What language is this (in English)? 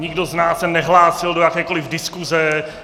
Czech